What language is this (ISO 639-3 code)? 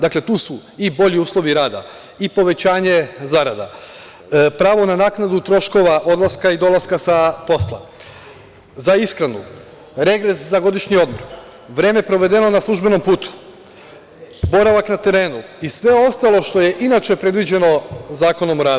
srp